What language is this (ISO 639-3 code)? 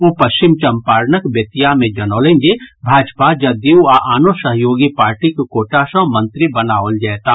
mai